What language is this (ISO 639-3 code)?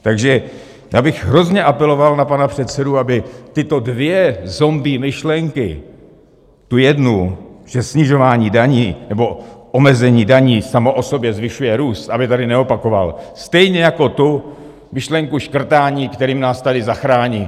ces